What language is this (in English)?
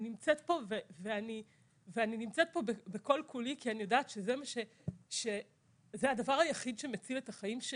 Hebrew